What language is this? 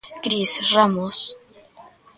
Galician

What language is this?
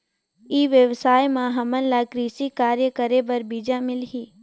Chhattisgarhi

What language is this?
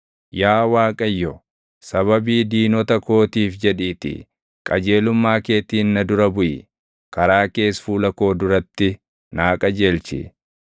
Oromo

